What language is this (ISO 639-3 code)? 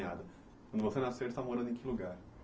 por